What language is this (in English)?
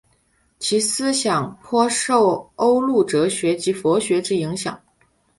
Chinese